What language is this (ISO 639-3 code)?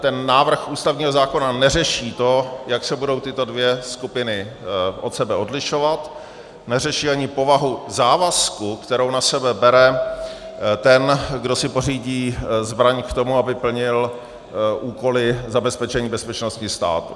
ces